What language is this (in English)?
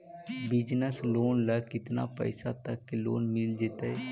Magahi